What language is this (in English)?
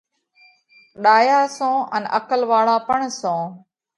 Parkari Koli